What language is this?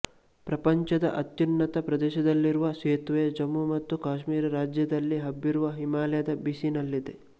Kannada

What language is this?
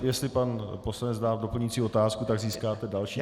Czech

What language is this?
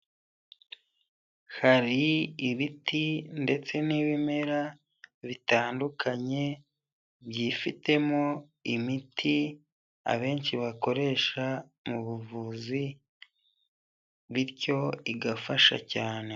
Kinyarwanda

